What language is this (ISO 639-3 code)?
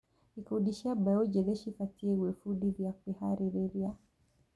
kik